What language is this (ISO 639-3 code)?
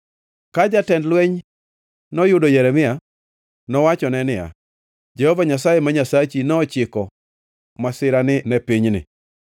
luo